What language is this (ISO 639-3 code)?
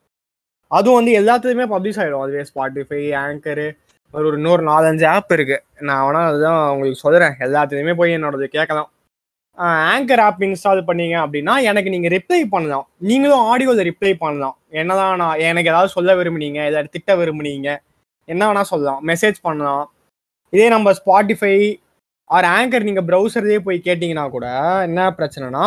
tam